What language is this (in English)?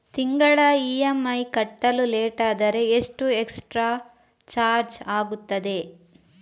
Kannada